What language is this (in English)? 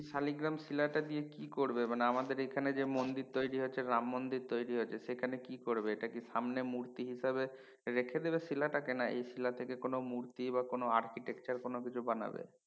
Bangla